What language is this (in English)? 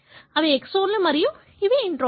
Telugu